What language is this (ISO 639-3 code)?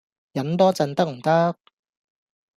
yue